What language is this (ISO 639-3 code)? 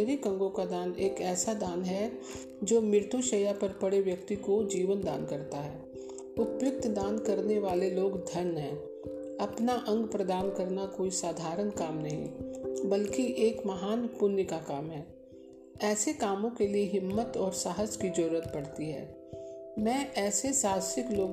hin